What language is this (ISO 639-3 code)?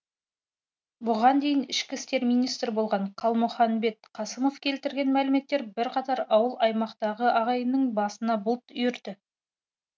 kaz